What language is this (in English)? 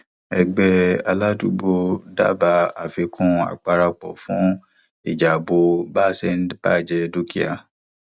Yoruba